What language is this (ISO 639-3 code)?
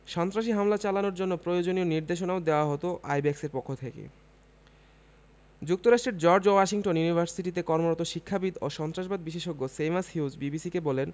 ben